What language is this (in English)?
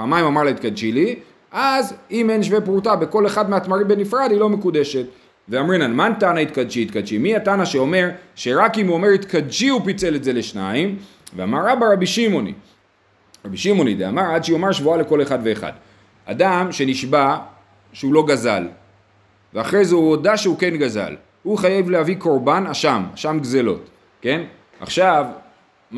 Hebrew